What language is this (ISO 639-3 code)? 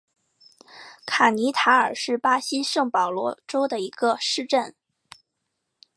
zho